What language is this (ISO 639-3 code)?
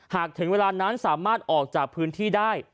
tha